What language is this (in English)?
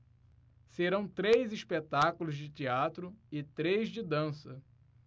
Portuguese